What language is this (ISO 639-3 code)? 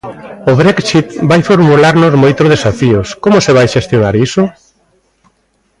glg